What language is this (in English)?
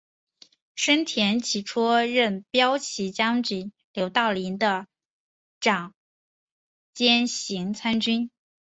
Chinese